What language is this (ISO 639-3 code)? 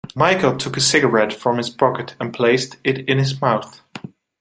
eng